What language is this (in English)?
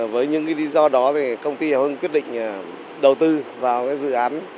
Vietnamese